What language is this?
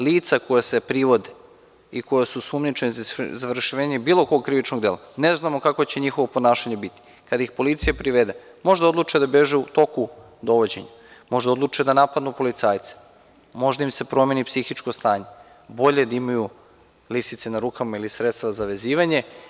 Serbian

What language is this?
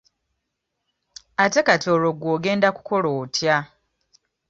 Ganda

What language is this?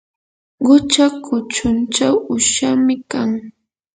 Yanahuanca Pasco Quechua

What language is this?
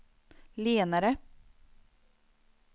Swedish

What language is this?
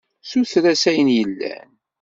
Kabyle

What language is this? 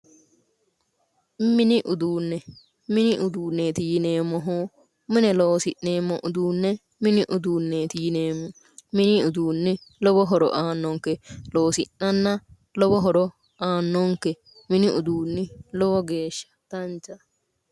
Sidamo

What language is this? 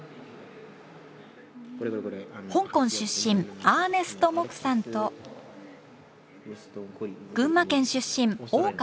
Japanese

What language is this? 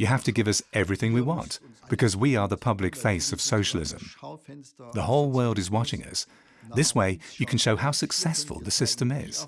English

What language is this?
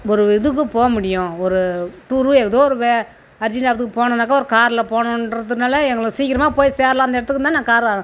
Tamil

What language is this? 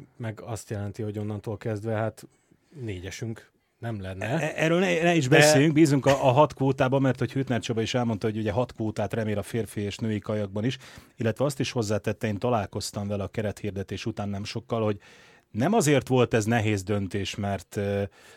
Hungarian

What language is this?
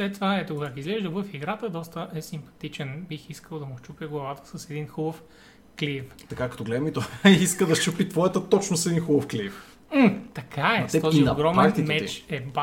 Bulgarian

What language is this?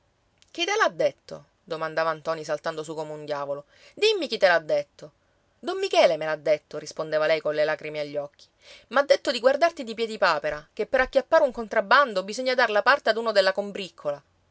Italian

